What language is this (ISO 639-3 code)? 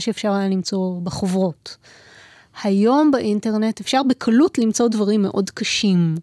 heb